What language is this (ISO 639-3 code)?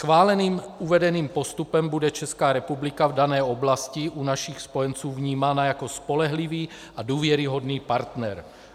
ces